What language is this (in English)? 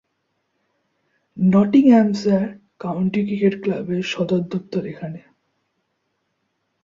Bangla